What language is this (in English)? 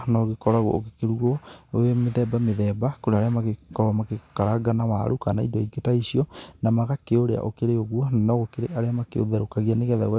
Kikuyu